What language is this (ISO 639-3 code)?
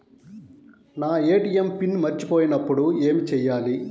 tel